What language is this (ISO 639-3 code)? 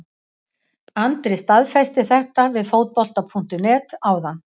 isl